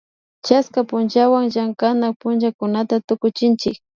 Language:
Imbabura Highland Quichua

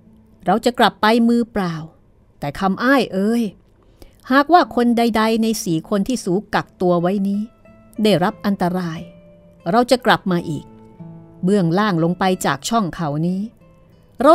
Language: Thai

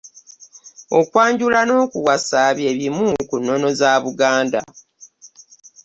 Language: Ganda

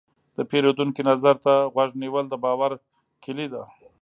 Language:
Pashto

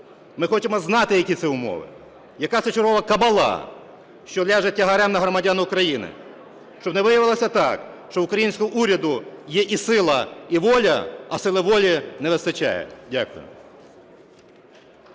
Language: Ukrainian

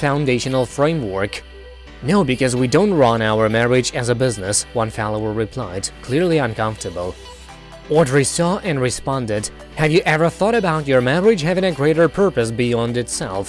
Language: English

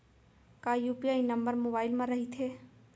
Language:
Chhattisgarhi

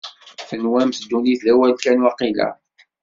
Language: Kabyle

